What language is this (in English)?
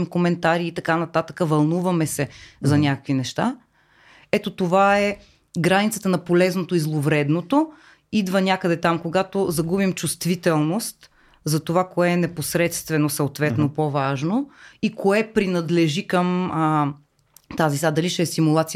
Bulgarian